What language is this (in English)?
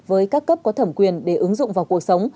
Vietnamese